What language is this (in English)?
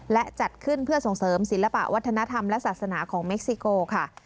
Thai